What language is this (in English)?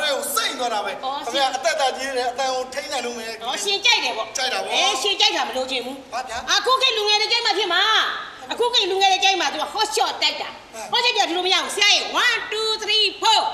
Thai